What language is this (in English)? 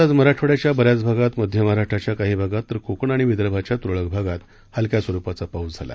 Marathi